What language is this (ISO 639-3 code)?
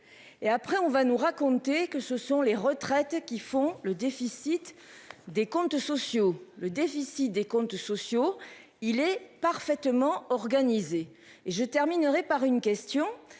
fra